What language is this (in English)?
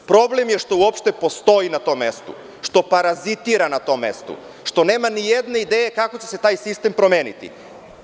Serbian